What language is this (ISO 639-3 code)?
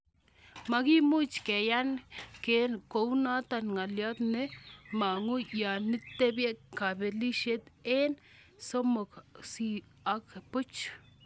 kln